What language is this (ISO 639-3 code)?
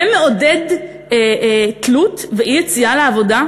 heb